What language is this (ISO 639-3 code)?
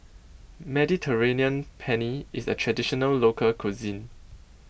eng